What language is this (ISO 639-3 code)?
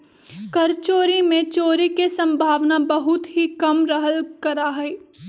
mag